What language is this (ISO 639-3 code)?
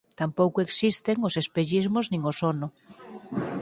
glg